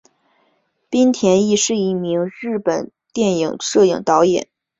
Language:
Chinese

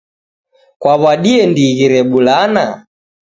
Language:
Taita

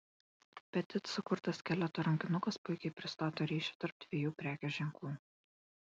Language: Lithuanian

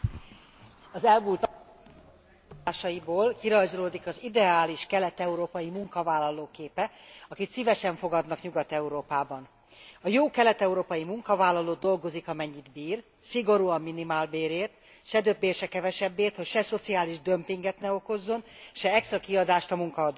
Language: Hungarian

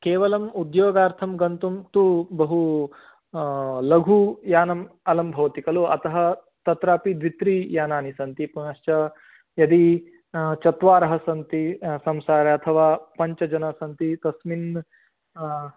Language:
Sanskrit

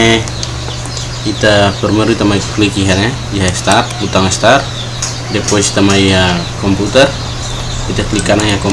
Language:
Indonesian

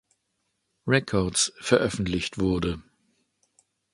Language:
German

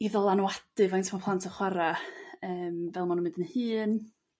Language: Welsh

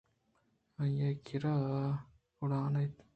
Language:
Eastern Balochi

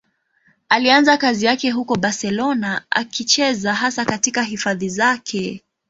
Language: Swahili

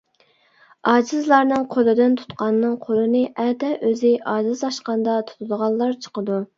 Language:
Uyghur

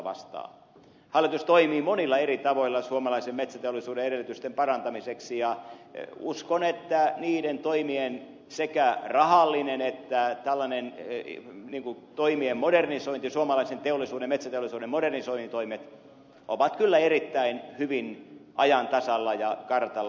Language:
Finnish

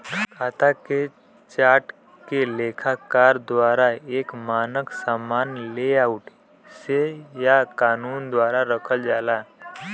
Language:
Bhojpuri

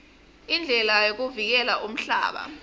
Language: Swati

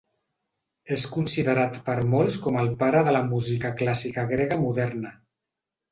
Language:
Catalan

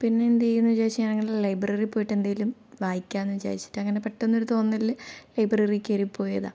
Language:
Malayalam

